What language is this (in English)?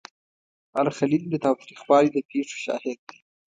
Pashto